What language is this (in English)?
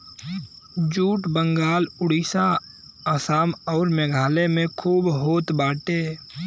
Bhojpuri